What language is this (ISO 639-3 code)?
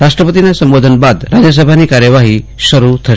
guj